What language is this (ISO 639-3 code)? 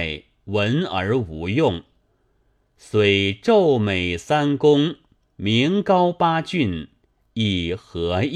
zho